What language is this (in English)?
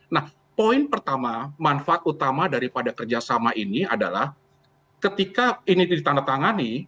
Indonesian